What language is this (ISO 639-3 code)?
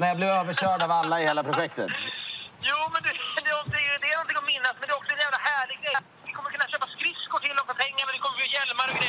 swe